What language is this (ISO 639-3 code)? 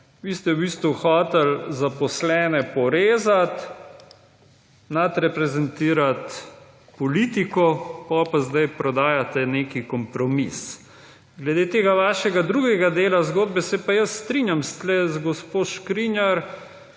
slv